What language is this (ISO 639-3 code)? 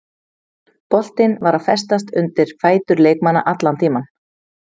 isl